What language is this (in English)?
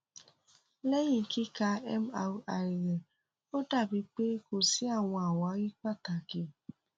Yoruba